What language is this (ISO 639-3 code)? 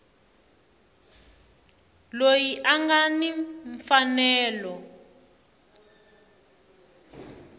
tso